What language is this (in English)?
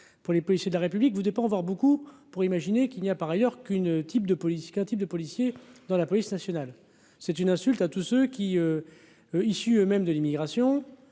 French